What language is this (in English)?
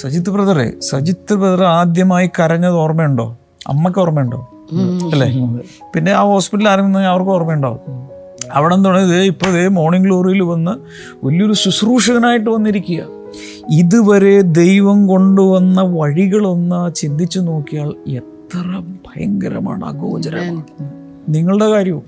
Malayalam